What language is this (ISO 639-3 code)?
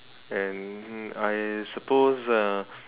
eng